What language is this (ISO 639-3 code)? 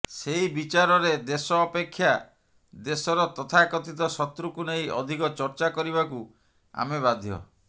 ori